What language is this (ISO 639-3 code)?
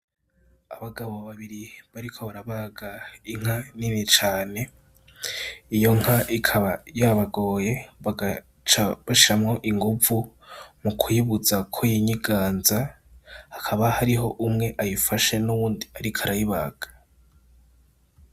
run